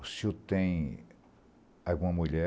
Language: Portuguese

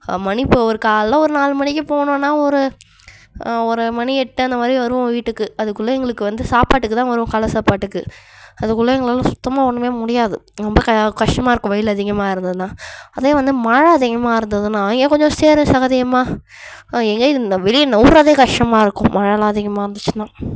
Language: Tamil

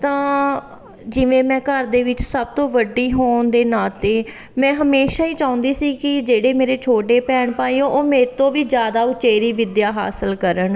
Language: Punjabi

